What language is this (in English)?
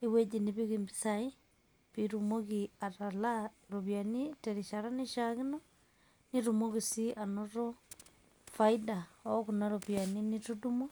Masai